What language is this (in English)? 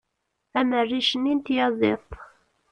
Kabyle